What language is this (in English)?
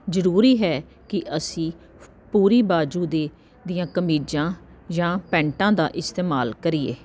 Punjabi